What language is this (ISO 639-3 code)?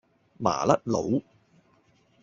yue